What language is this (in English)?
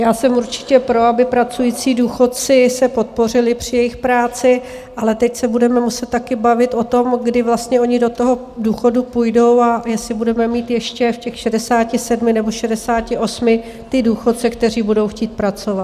Czech